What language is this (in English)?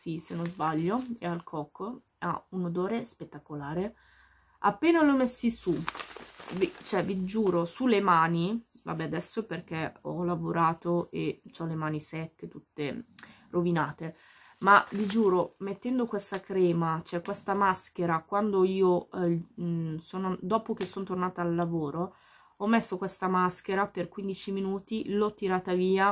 Italian